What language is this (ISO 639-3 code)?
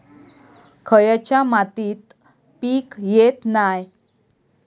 mar